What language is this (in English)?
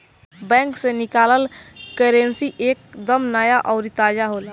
Bhojpuri